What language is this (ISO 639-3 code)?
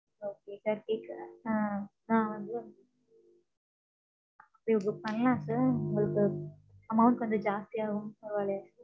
tam